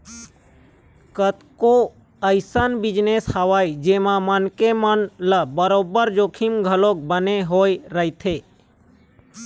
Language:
Chhattisgarhi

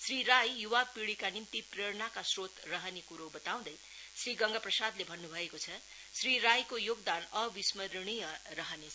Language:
Nepali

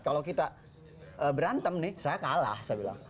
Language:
Indonesian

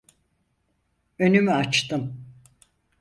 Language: Turkish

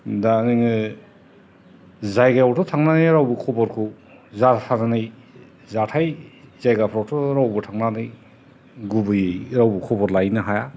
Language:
Bodo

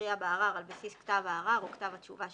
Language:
Hebrew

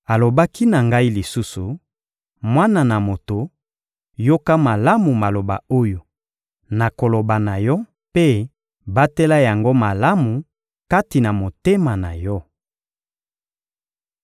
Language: Lingala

